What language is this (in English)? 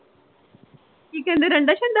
Punjabi